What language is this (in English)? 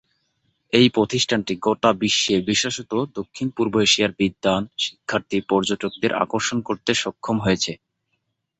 Bangla